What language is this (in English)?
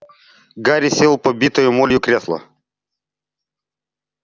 Russian